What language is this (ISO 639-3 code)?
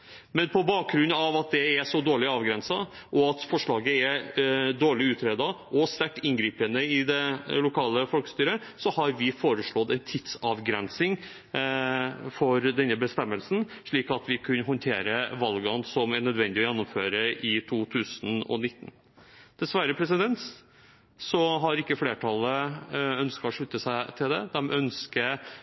nob